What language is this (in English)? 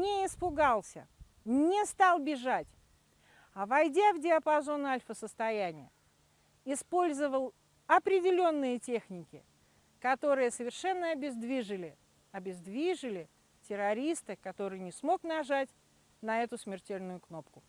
Russian